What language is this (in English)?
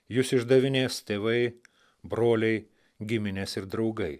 Lithuanian